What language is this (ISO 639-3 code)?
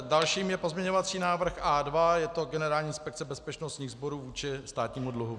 ces